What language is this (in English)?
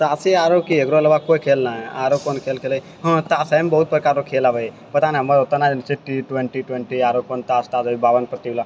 Maithili